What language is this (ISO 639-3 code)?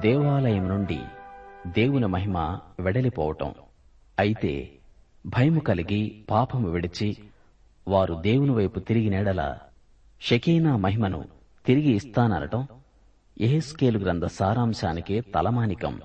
tel